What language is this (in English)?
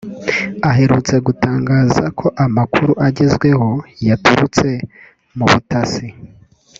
Kinyarwanda